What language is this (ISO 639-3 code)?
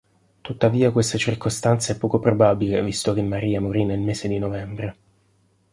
ita